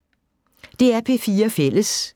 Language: Danish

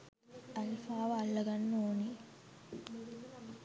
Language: Sinhala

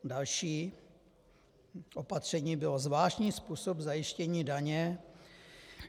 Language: Czech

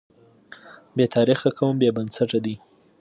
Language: Pashto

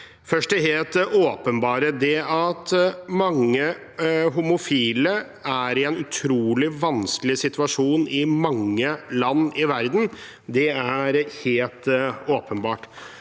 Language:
Norwegian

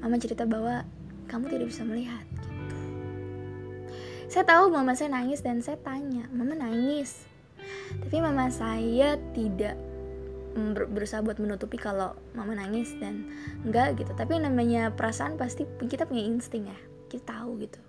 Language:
Indonesian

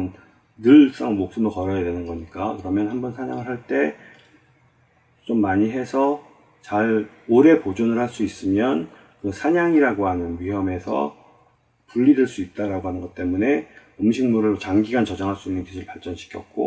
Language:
Korean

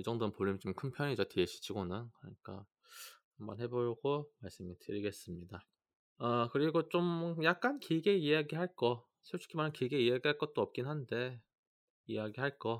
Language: Korean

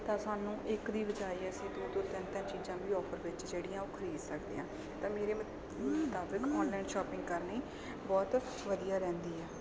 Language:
Punjabi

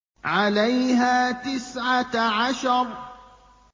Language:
Arabic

